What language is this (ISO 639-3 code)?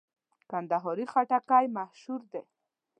pus